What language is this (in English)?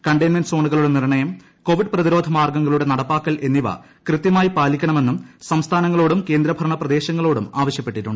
Malayalam